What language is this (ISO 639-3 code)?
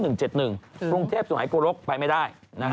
tha